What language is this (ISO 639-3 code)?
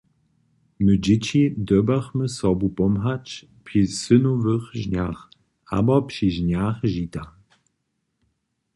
hsb